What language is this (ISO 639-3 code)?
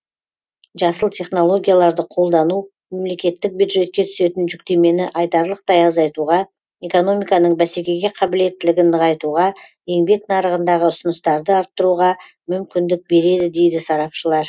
kaz